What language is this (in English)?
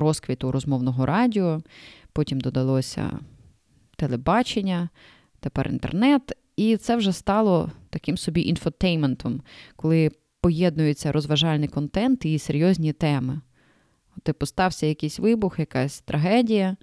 Ukrainian